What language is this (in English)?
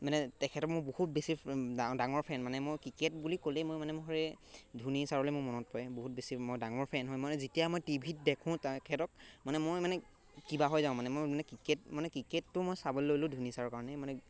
Assamese